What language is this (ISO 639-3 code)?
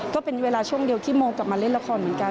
tha